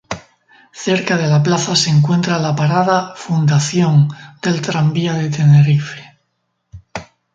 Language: Spanish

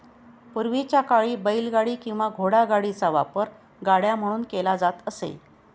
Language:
Marathi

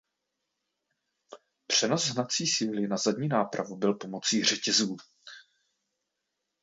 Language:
Czech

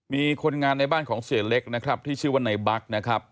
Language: Thai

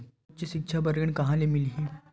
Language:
Chhattisgarhi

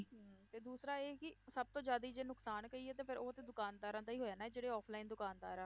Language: Punjabi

